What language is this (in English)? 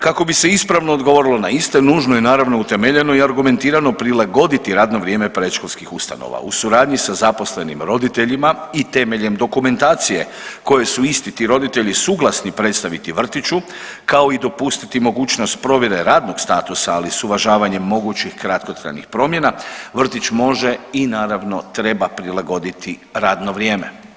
Croatian